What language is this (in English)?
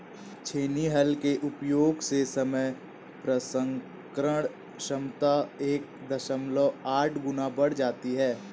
Hindi